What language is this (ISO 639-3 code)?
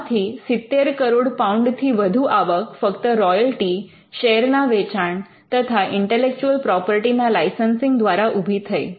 guj